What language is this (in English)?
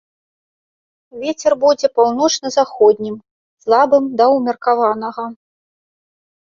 Belarusian